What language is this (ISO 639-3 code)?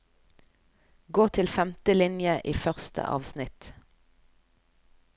nor